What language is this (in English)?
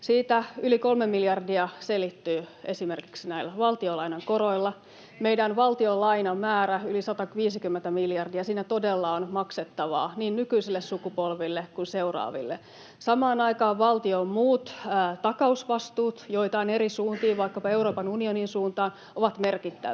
Finnish